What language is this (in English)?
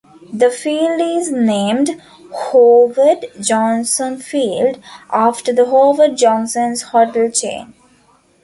English